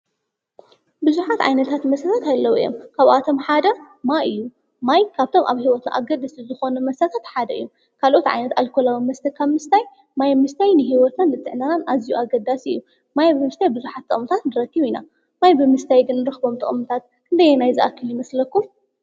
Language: Tigrinya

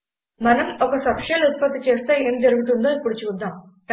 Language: Telugu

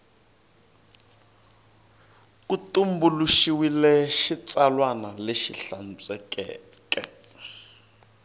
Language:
Tsonga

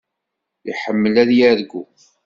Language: Kabyle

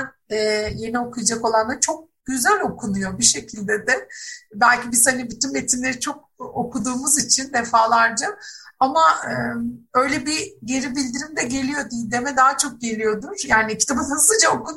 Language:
Turkish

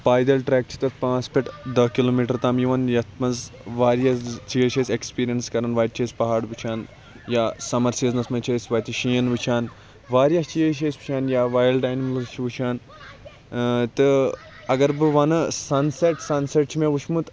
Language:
Kashmiri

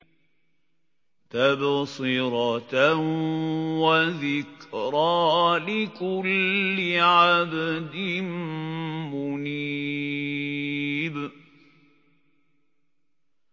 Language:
Arabic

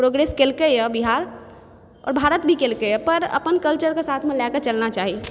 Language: Maithili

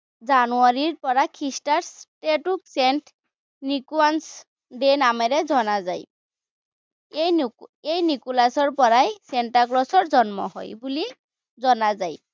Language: Assamese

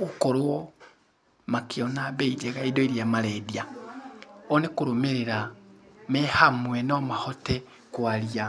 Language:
Kikuyu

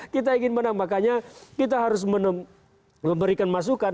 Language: Indonesian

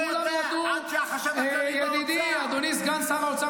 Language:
Hebrew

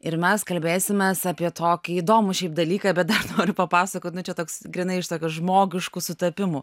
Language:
Lithuanian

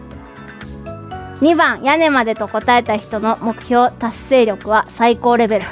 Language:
Japanese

